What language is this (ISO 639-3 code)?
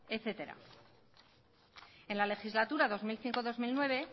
spa